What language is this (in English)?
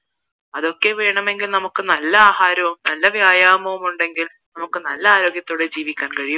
Malayalam